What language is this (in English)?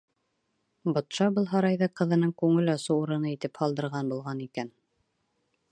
Bashkir